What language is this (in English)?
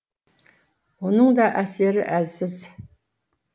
Kazakh